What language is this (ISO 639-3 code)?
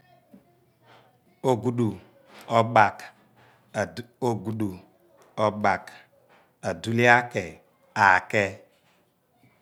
abn